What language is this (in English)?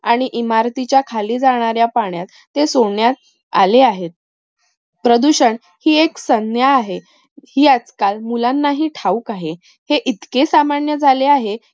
Marathi